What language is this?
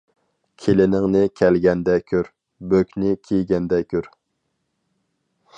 Uyghur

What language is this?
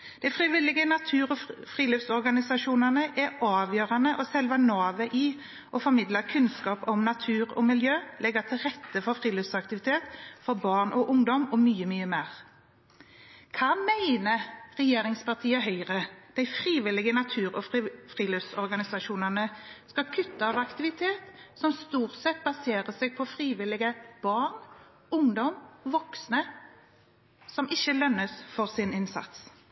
Norwegian Bokmål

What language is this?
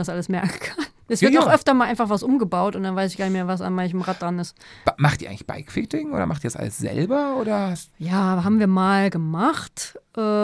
German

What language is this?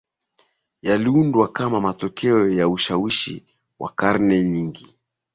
Swahili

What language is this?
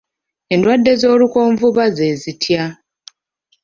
Ganda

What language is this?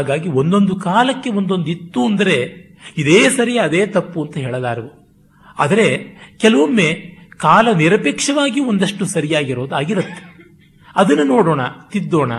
Kannada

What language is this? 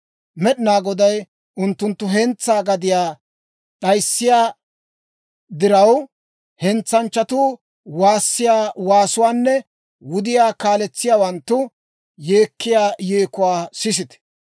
Dawro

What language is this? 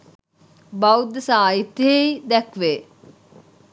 Sinhala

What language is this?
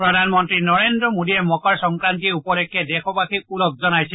Assamese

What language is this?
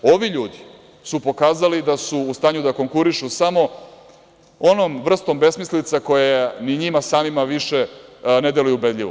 Serbian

